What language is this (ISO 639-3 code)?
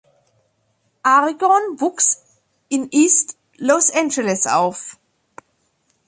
deu